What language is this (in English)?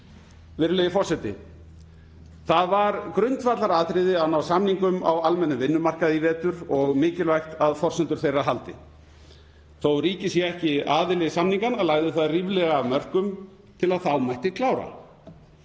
Icelandic